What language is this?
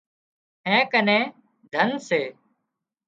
Wadiyara Koli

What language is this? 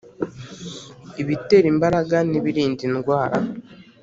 Kinyarwanda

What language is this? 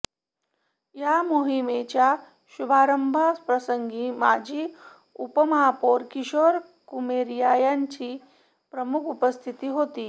Marathi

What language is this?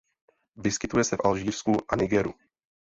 Czech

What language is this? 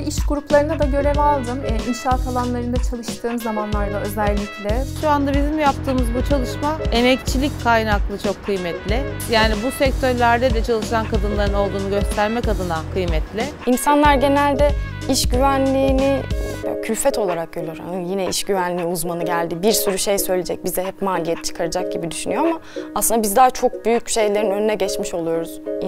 Turkish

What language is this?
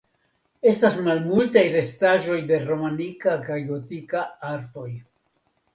Esperanto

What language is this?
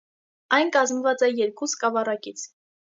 Armenian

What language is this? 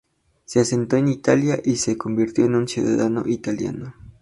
Spanish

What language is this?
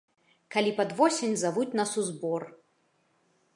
Belarusian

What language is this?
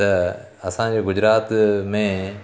Sindhi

